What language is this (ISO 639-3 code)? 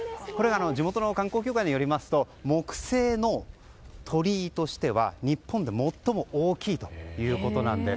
jpn